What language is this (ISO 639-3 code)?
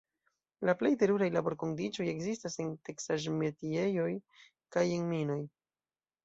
epo